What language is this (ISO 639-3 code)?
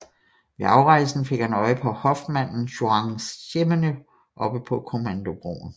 dan